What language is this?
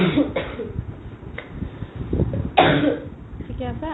Assamese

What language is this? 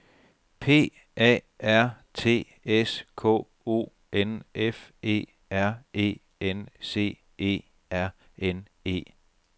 Danish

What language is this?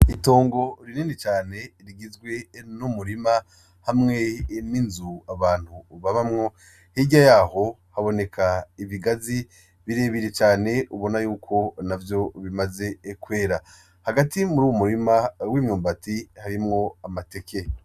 Rundi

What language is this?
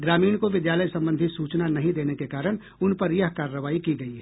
Hindi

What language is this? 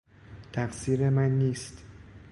Persian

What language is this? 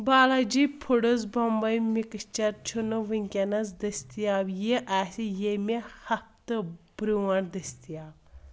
Kashmiri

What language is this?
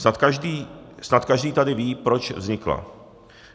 Czech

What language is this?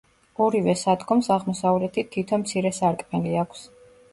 Georgian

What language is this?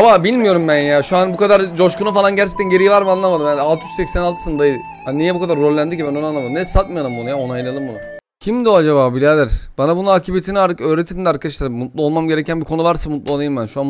Turkish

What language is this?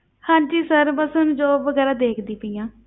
Punjabi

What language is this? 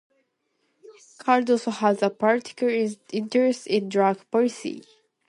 English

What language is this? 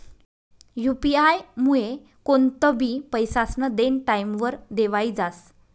Marathi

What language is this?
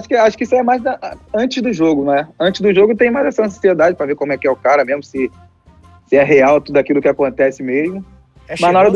Portuguese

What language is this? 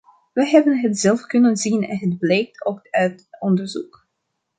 Dutch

